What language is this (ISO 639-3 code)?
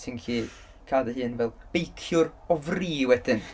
cym